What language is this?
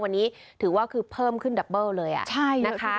Thai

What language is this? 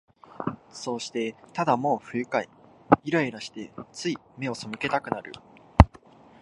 Japanese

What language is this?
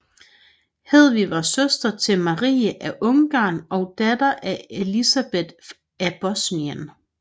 Danish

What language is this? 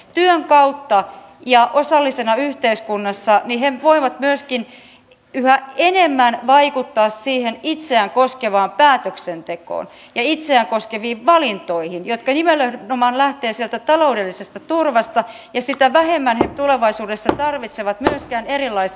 Finnish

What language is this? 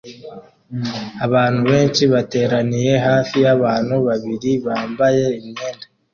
Kinyarwanda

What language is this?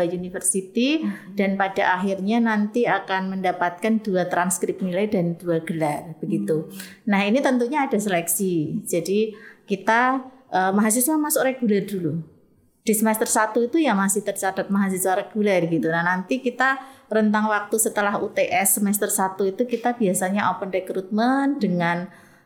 Indonesian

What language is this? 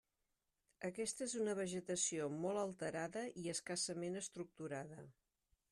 Catalan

